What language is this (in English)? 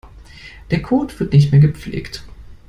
German